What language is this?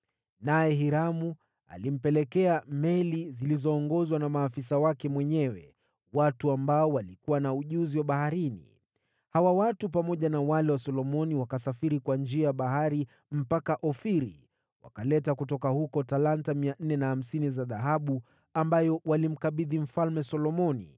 Swahili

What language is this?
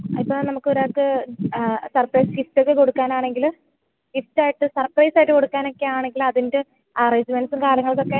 Malayalam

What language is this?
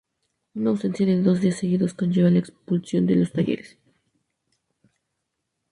Spanish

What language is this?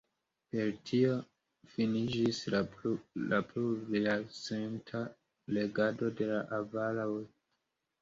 Esperanto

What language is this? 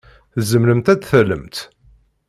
Kabyle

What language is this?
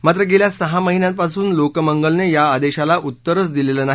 Marathi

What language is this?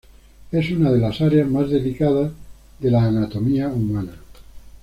Spanish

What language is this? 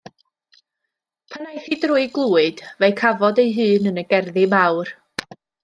Welsh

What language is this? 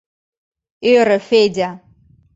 Mari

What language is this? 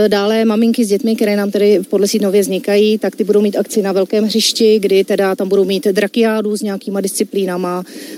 Czech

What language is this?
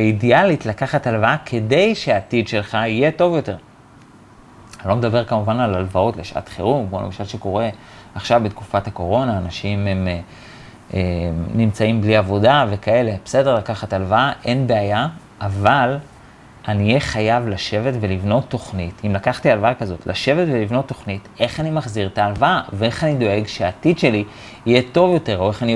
Hebrew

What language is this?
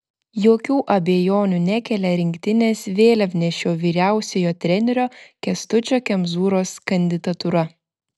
Lithuanian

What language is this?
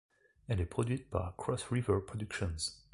French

